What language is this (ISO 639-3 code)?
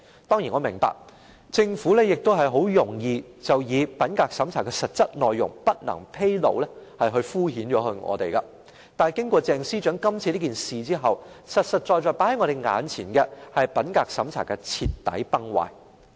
yue